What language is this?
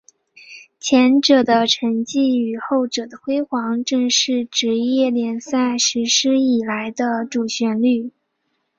Chinese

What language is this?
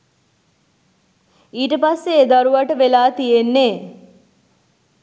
Sinhala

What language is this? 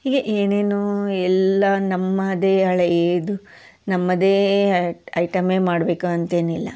Kannada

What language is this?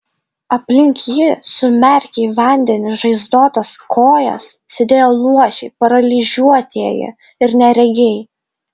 Lithuanian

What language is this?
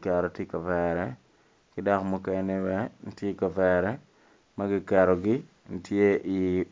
Acoli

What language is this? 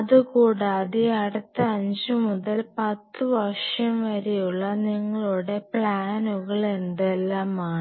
Malayalam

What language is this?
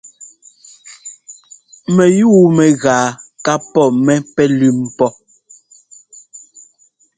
Ngomba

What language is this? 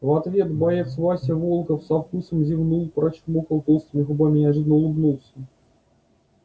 Russian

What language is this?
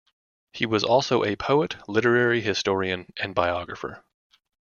English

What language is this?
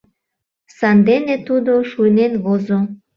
Mari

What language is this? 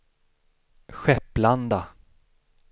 Swedish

